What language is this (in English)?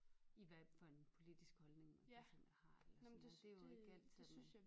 Danish